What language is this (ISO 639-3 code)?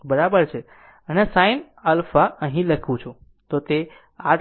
guj